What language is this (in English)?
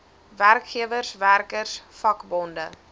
Afrikaans